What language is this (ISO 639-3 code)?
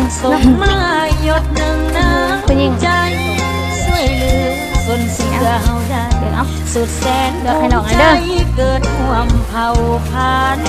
tha